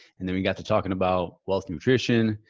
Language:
English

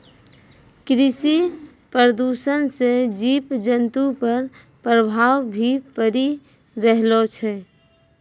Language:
Maithili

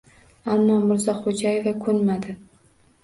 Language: Uzbek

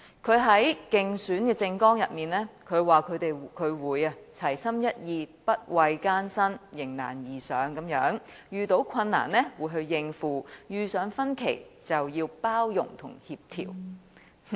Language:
Cantonese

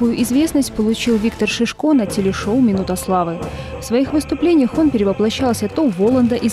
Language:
Russian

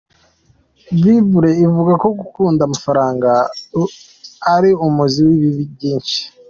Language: Kinyarwanda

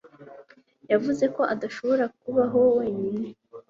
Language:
Kinyarwanda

